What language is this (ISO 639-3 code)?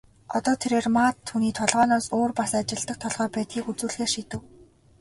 mon